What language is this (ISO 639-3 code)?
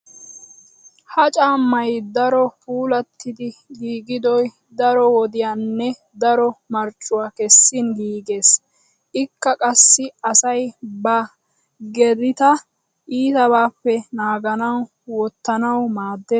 wal